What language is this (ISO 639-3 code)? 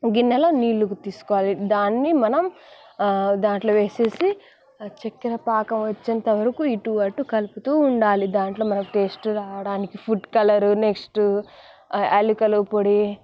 tel